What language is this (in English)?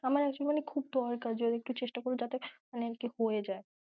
Bangla